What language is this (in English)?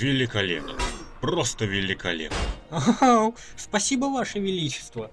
Russian